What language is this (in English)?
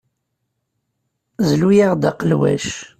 Kabyle